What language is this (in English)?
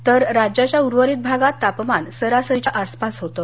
Marathi